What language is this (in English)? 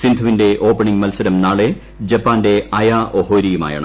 Malayalam